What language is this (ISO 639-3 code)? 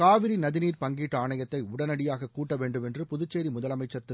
tam